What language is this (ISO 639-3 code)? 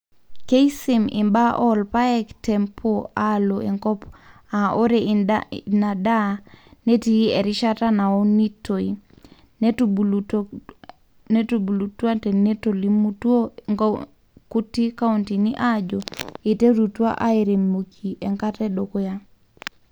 mas